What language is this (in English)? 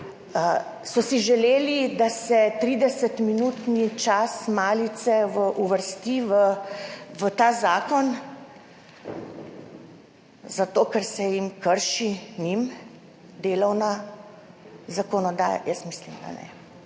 Slovenian